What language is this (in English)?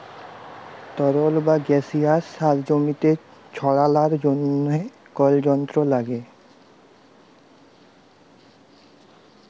Bangla